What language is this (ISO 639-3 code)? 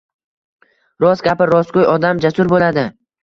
uzb